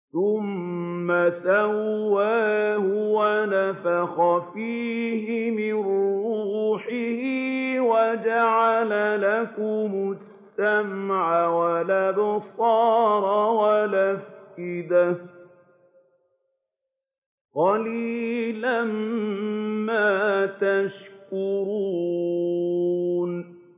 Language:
Arabic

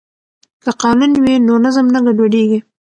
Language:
Pashto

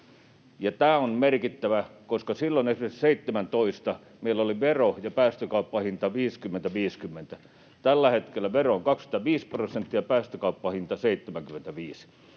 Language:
Finnish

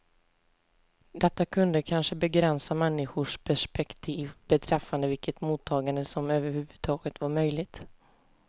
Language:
Swedish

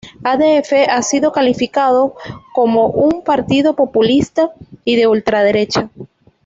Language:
Spanish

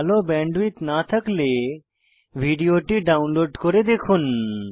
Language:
Bangla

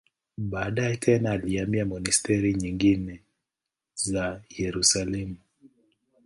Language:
Swahili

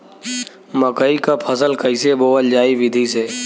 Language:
Bhojpuri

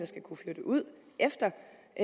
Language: Danish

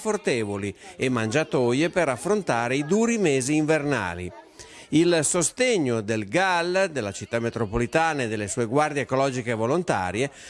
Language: Italian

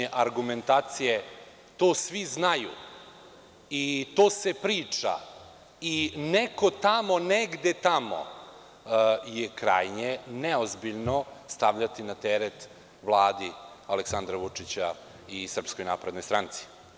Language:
Serbian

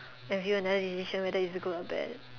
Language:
English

